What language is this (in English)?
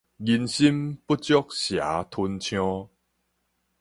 Min Nan Chinese